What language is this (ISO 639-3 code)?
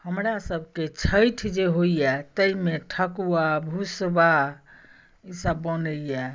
mai